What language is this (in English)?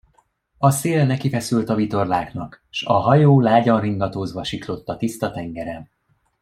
Hungarian